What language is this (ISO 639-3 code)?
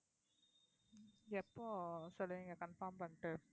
tam